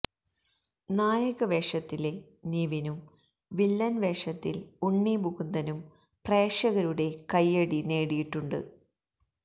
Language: Malayalam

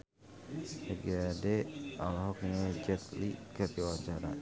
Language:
Sundanese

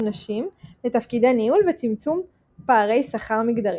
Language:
Hebrew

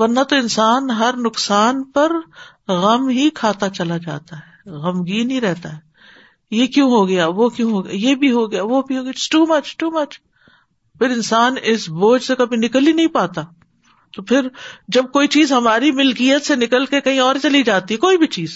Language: Urdu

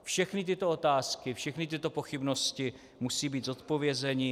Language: Czech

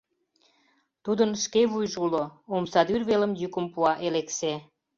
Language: Mari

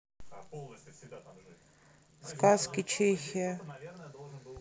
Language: Russian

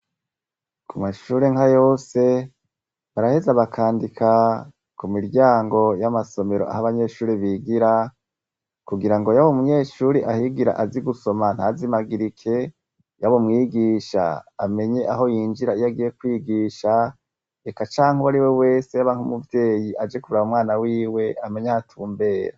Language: Rundi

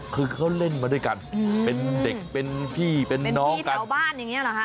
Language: Thai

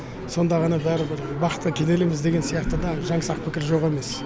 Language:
Kazakh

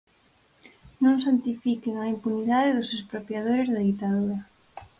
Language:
Galician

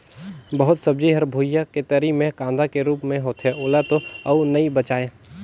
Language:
Chhattisgarhi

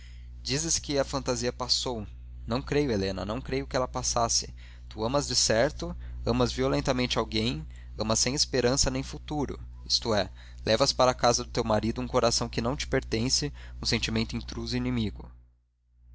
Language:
Portuguese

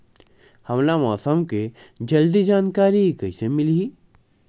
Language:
Chhattisgarhi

